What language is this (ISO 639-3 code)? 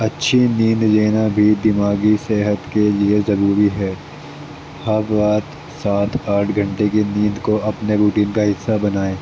urd